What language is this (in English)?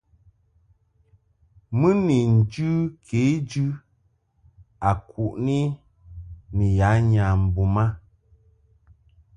Mungaka